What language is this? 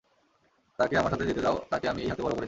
Bangla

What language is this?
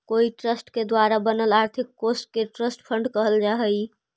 Magahi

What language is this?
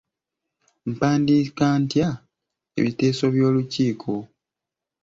Ganda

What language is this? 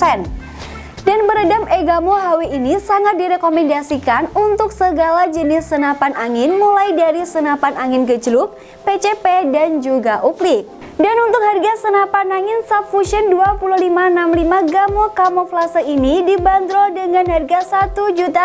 Indonesian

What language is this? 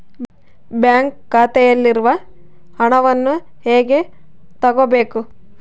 Kannada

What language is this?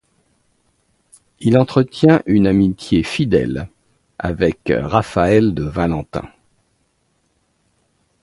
French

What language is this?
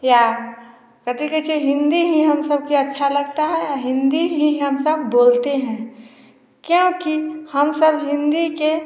Hindi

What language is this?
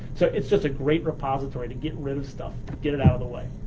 English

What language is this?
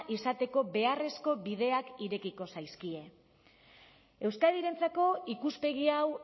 Basque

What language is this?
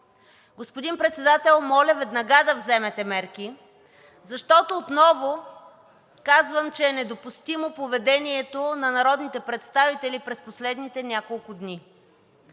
Bulgarian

